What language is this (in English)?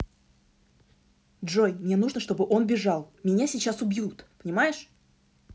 Russian